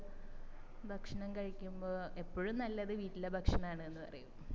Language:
Malayalam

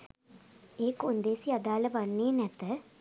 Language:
Sinhala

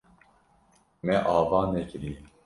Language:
Kurdish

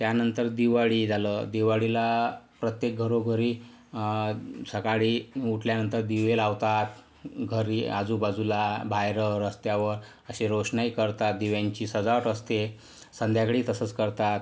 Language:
Marathi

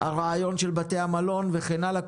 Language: Hebrew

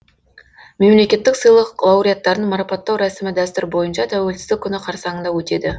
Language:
Kazakh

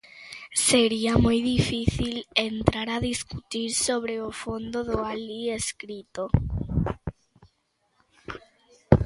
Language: Galician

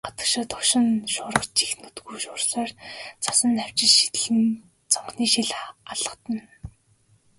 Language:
Mongolian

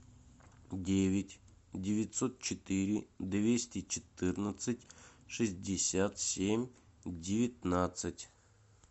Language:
Russian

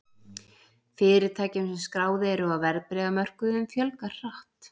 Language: Icelandic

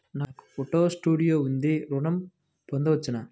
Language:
Telugu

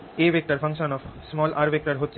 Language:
Bangla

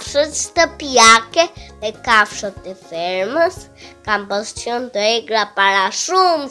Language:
Romanian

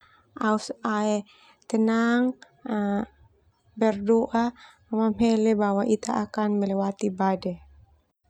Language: Termanu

